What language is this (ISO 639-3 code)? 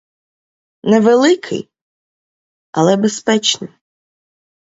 ukr